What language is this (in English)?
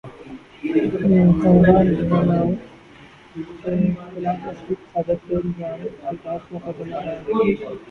Urdu